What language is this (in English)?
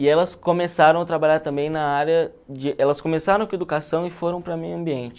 Portuguese